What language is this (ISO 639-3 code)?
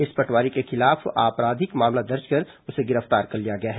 hin